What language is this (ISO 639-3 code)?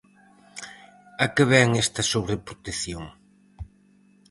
glg